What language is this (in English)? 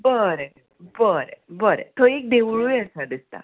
Konkani